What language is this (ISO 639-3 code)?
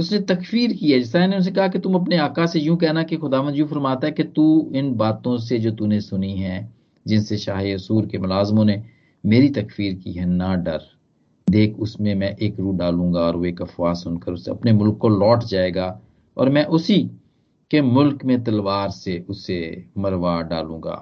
hin